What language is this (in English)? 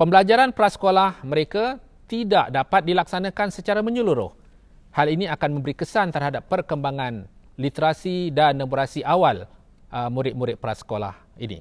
Malay